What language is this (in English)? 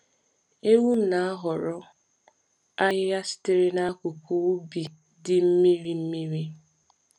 Igbo